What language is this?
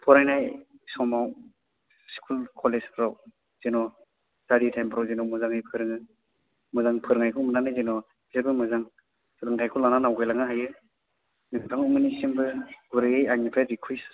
Bodo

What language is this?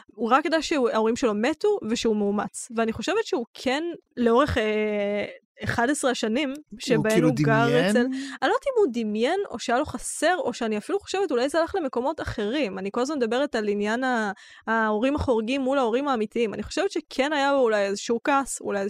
Hebrew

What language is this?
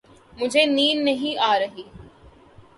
Urdu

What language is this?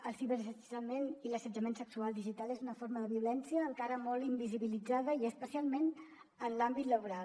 Catalan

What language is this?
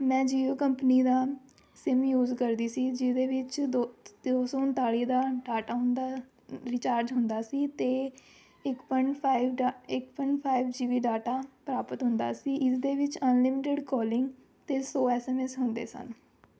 Punjabi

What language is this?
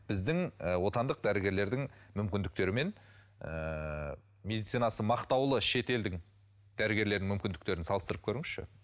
Kazakh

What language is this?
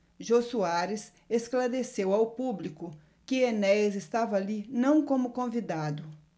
Portuguese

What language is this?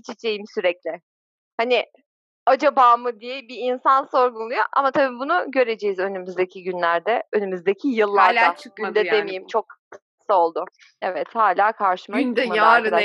Turkish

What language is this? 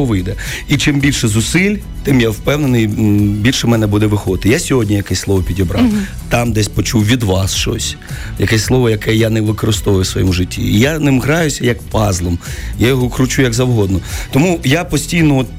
Ukrainian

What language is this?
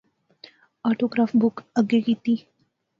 Pahari-Potwari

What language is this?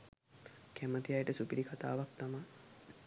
Sinhala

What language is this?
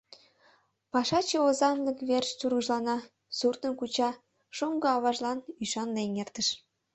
Mari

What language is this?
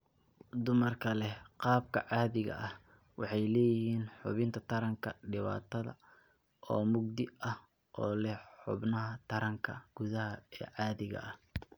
Somali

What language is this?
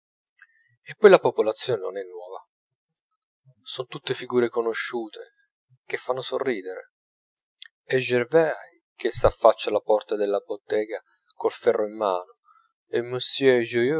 Italian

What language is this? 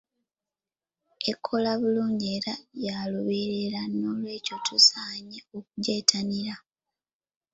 Ganda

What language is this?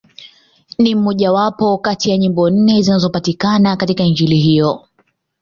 Swahili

